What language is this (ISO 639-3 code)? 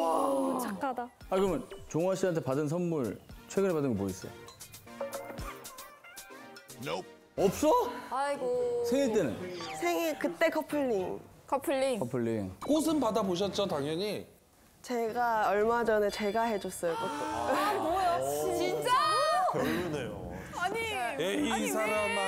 kor